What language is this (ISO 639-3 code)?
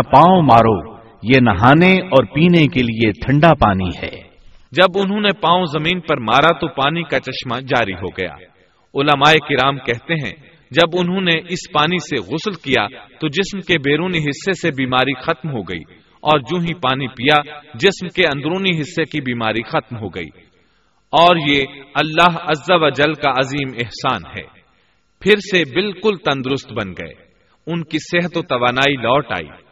urd